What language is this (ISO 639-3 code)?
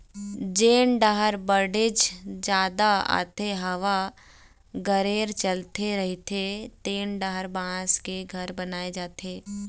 hne